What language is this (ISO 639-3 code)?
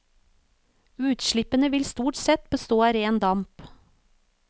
nor